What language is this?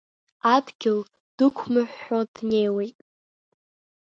Abkhazian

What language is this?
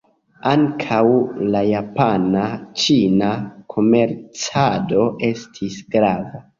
Esperanto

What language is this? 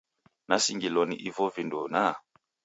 Taita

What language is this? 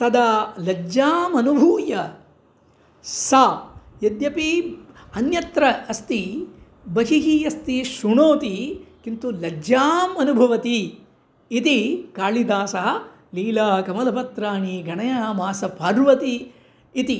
Sanskrit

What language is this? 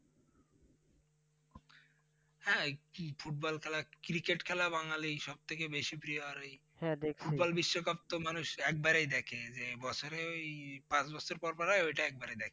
Bangla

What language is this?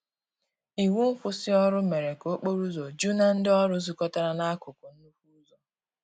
Igbo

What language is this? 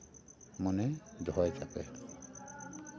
Santali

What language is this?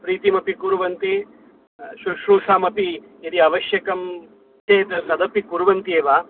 Sanskrit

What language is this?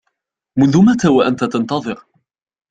Arabic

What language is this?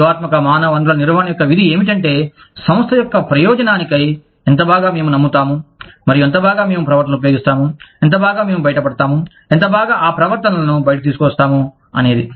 Telugu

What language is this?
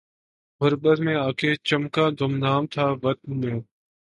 Urdu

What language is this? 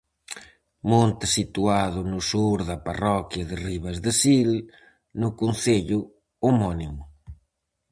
Galician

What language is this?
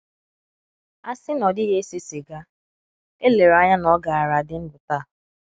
Igbo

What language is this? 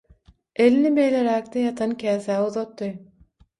Turkmen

